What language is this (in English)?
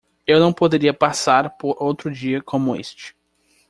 Portuguese